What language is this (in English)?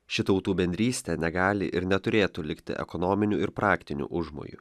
Lithuanian